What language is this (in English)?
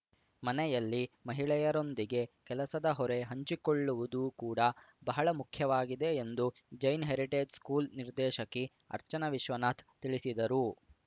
Kannada